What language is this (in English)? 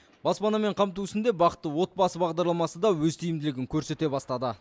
Kazakh